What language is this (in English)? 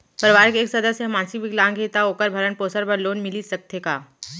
Chhattisgarhi